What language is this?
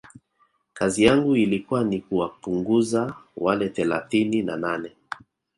Swahili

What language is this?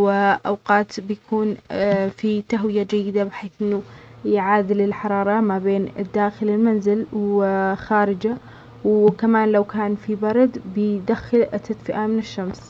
Omani Arabic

